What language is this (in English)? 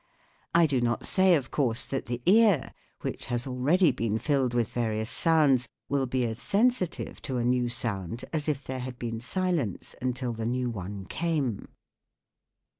English